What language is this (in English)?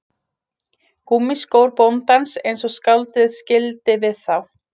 Icelandic